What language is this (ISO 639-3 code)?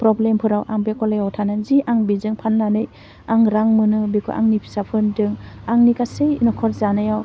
brx